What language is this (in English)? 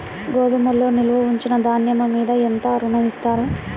Telugu